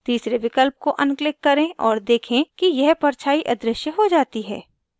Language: Hindi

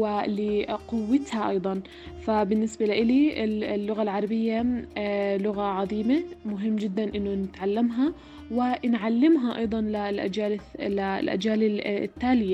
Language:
Arabic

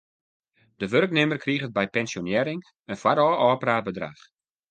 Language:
Western Frisian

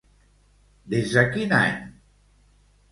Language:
Catalan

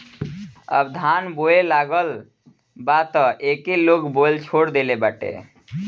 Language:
Bhojpuri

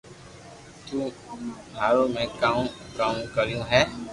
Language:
Loarki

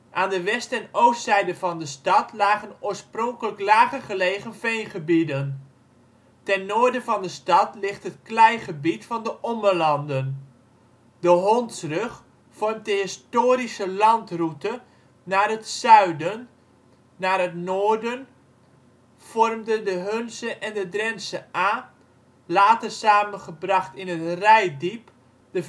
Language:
Dutch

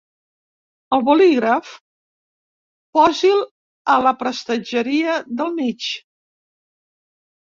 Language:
Catalan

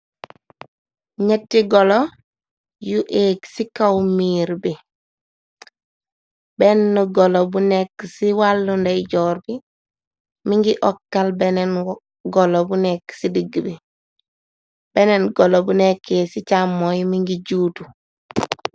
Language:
Wolof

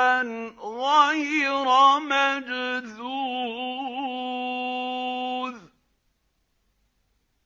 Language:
Arabic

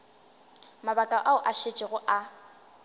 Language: Northern Sotho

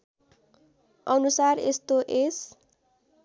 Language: Nepali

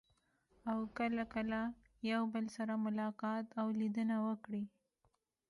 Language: Pashto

